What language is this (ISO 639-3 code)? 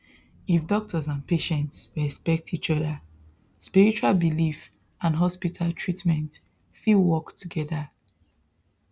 pcm